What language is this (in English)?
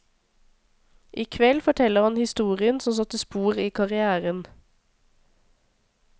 Norwegian